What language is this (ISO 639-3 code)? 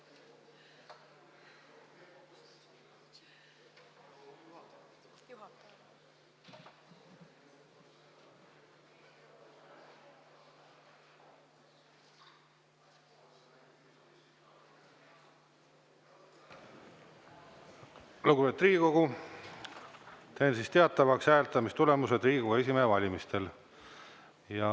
est